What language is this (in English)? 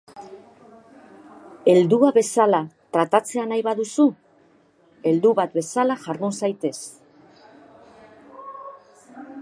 Basque